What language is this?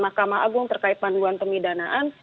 Indonesian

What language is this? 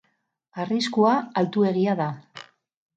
Basque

